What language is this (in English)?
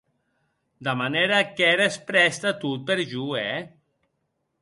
Occitan